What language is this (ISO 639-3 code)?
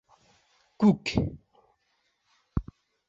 bak